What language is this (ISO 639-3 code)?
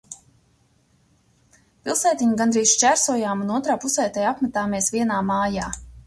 lav